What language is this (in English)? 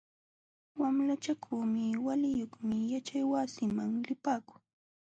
Jauja Wanca Quechua